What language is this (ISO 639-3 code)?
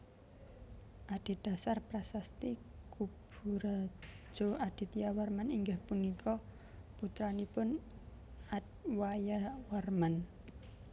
jav